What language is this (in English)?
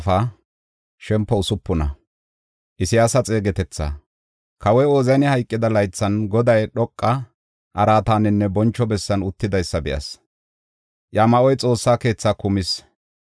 Gofa